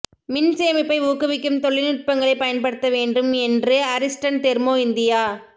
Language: Tamil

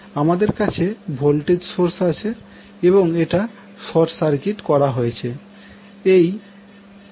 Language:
Bangla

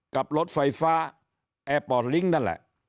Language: Thai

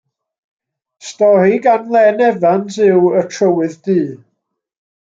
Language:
Welsh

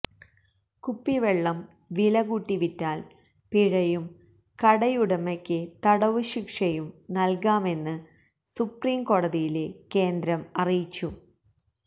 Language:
Malayalam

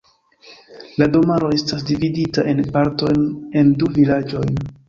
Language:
Esperanto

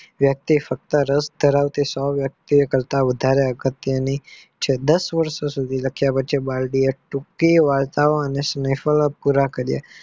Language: Gujarati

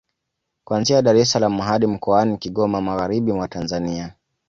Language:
Swahili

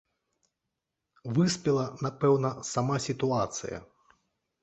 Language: Belarusian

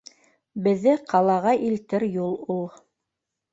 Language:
Bashkir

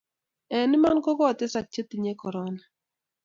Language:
Kalenjin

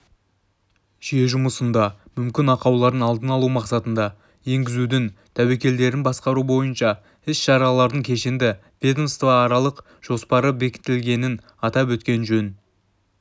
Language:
Kazakh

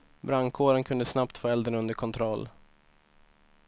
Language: Swedish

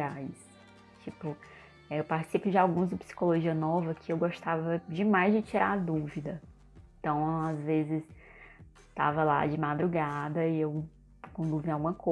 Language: Portuguese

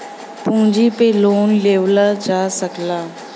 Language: Bhojpuri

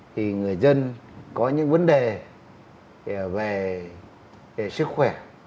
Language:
Vietnamese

